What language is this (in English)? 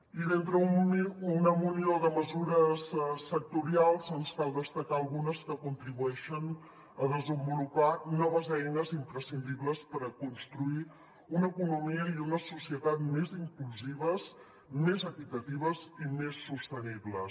Catalan